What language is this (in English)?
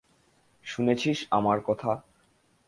Bangla